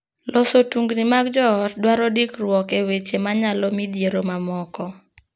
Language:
Luo (Kenya and Tanzania)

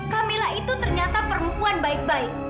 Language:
Indonesian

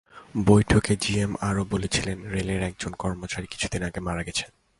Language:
Bangla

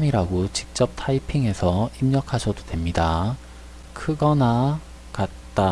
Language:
Korean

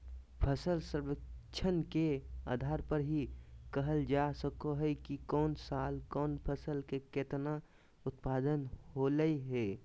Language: Magahi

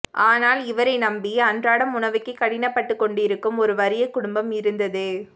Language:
Tamil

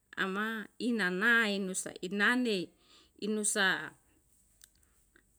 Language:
Yalahatan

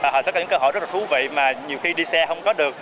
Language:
Vietnamese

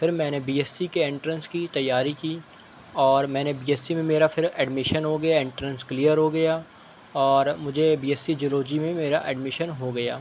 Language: Urdu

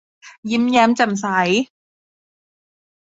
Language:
Thai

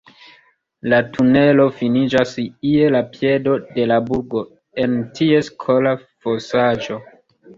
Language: Esperanto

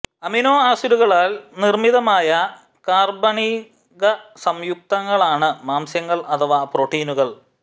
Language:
Malayalam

